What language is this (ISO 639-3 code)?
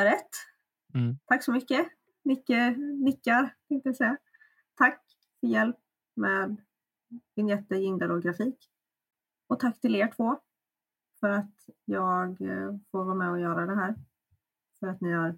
swe